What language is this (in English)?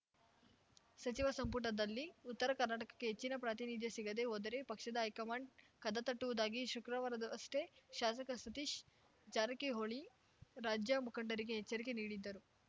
Kannada